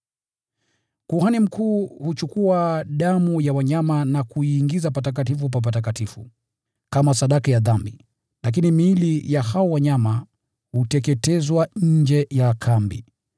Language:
Swahili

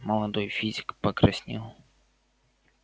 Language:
Russian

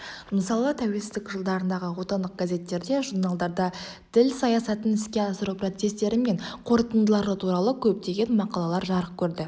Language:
Kazakh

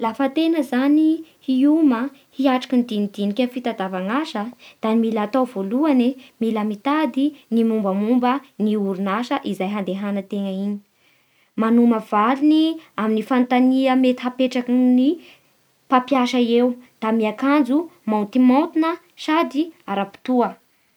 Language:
Bara Malagasy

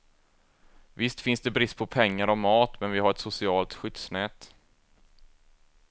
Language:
Swedish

